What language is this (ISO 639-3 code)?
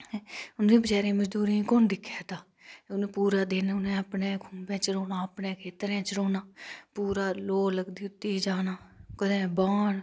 doi